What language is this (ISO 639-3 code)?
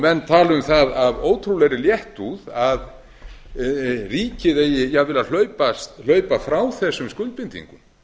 isl